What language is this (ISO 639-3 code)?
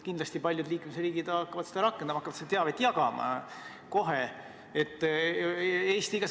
est